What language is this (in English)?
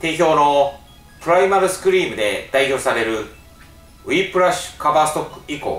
Japanese